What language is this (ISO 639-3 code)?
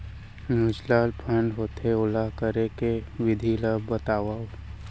hne